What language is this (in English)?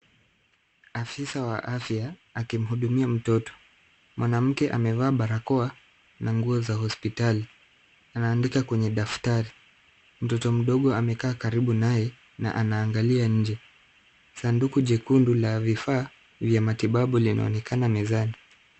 Swahili